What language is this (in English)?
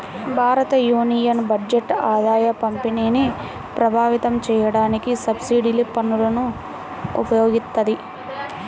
Telugu